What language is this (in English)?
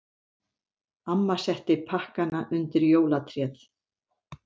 Icelandic